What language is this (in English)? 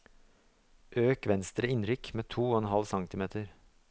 Norwegian